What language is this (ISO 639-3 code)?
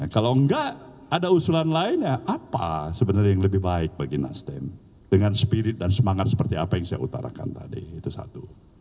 ind